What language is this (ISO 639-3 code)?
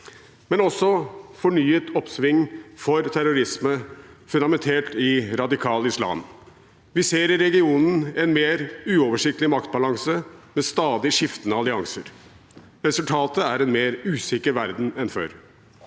nor